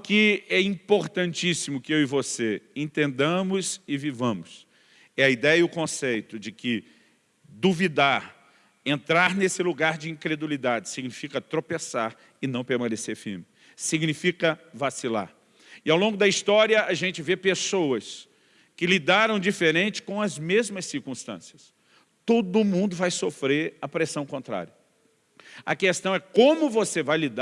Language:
Portuguese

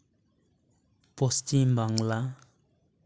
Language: Santali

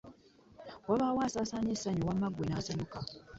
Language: Ganda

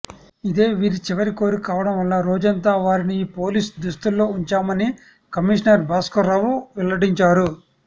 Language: Telugu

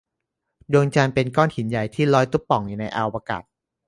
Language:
Thai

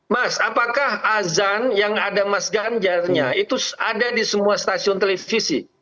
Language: Indonesian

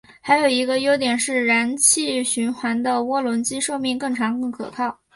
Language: Chinese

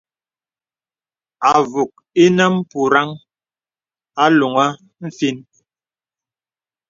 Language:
Bebele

